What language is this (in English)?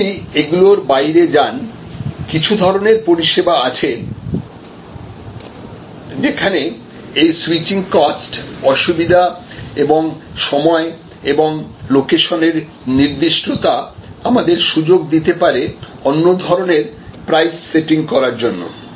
Bangla